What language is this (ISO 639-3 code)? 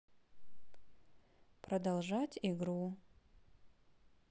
rus